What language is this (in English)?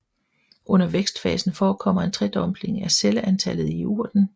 Danish